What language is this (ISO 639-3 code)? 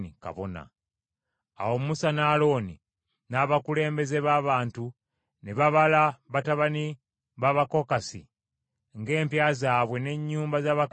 lug